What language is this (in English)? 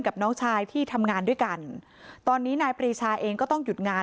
Thai